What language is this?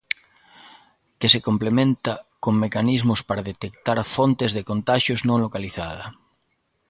Galician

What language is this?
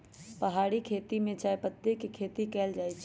Magahi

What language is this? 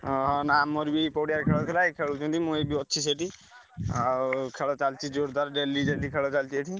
Odia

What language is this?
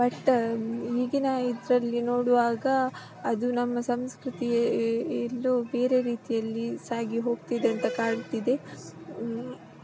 Kannada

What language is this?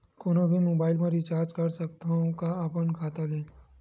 Chhattisgarhi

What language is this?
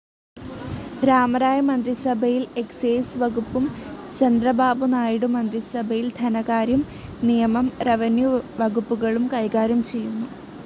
Malayalam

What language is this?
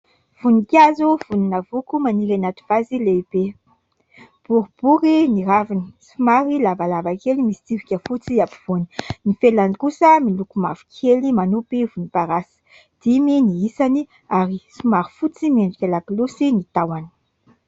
Malagasy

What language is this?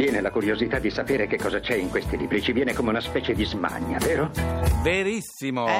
Italian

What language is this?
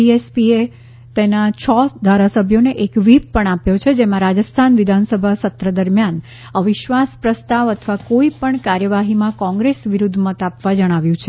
Gujarati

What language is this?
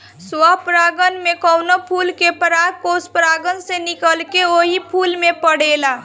Bhojpuri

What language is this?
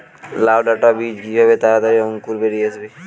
Bangla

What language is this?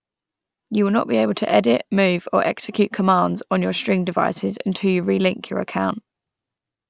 English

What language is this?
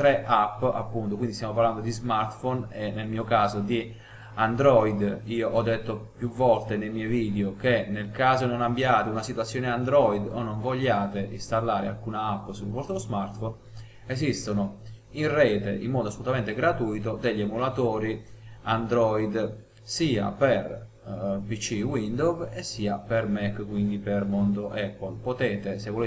Italian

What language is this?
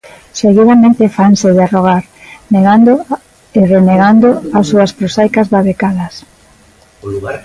Galician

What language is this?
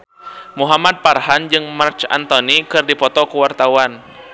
Sundanese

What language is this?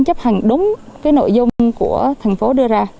Vietnamese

